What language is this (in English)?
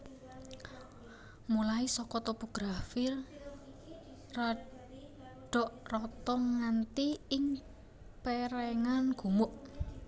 Javanese